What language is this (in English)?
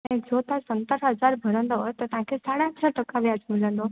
Sindhi